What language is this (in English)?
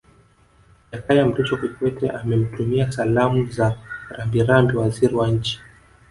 Swahili